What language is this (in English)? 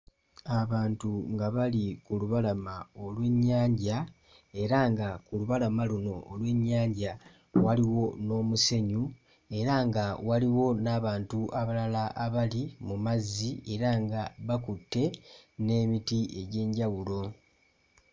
Ganda